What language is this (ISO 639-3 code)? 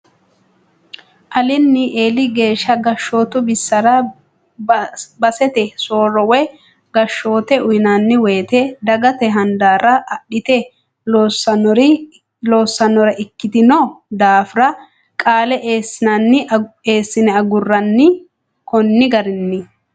sid